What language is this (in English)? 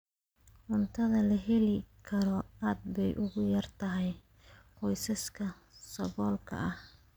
Somali